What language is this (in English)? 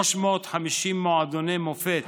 Hebrew